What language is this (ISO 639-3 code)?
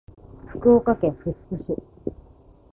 jpn